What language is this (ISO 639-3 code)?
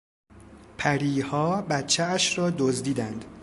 fas